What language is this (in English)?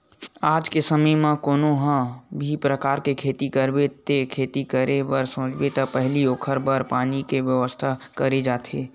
Chhattisgarhi